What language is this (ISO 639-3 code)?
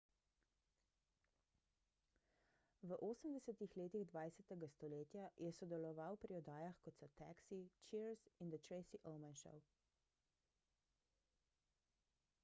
slv